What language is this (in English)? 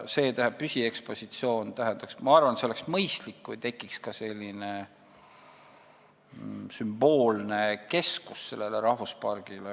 Estonian